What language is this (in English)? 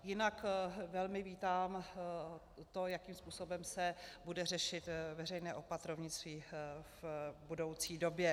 Czech